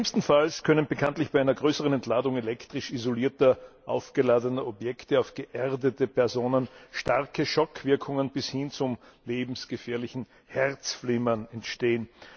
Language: German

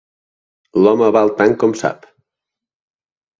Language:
Catalan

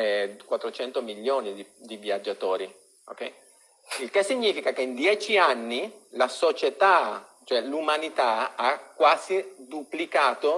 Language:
Italian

